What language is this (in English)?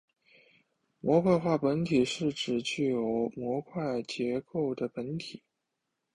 Chinese